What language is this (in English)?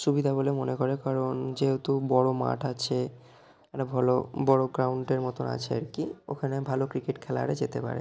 Bangla